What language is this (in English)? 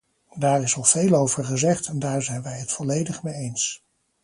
Dutch